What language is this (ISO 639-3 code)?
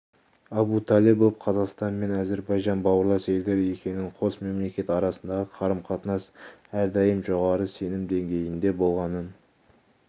kaz